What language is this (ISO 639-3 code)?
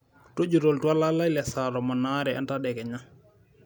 mas